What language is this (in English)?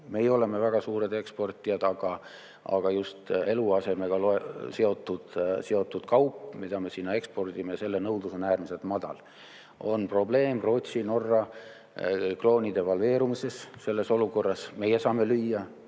Estonian